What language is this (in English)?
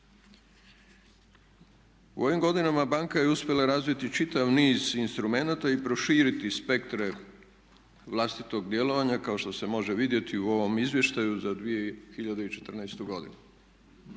Croatian